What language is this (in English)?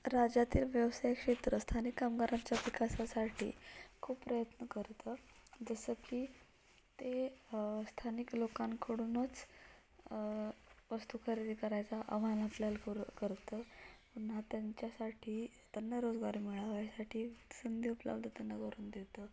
Marathi